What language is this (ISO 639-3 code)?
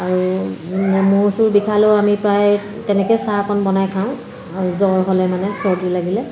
asm